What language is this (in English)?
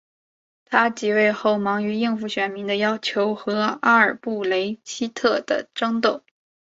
Chinese